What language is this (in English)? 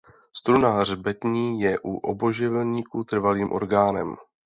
Czech